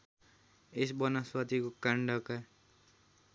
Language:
Nepali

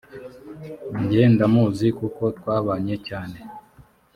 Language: Kinyarwanda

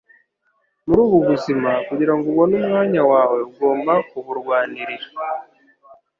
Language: Kinyarwanda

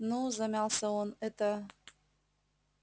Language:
Russian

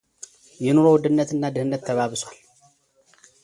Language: Amharic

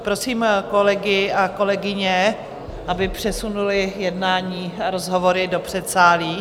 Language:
Czech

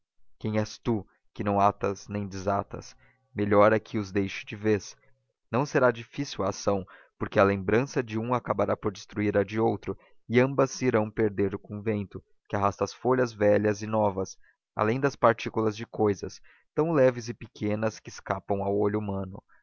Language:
Portuguese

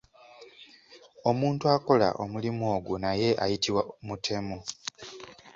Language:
Ganda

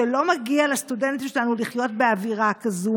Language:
Hebrew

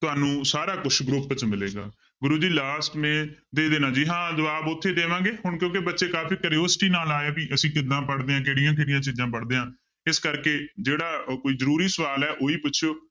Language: Punjabi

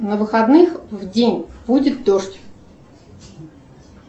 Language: Russian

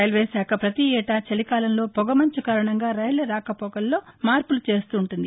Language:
Telugu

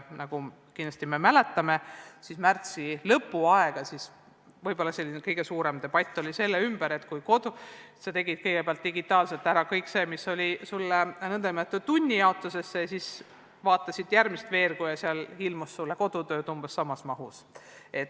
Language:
Estonian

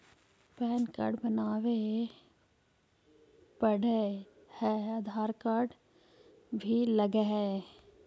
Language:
Magahi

